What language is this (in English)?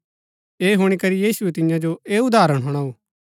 Gaddi